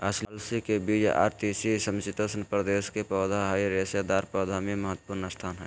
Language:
Magahi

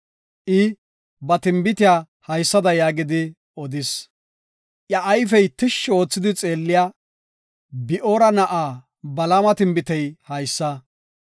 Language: Gofa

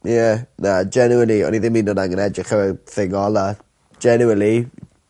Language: Welsh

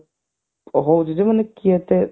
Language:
Odia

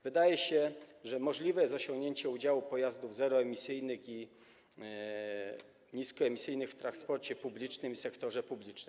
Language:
Polish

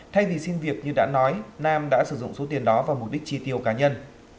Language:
Vietnamese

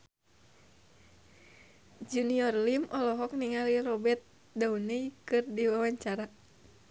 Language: Sundanese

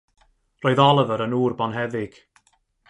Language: Welsh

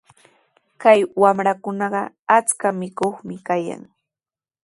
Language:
Sihuas Ancash Quechua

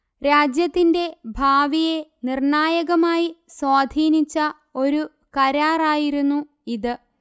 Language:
Malayalam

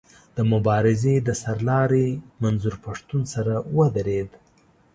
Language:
Pashto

